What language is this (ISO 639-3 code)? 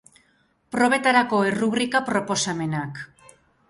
eus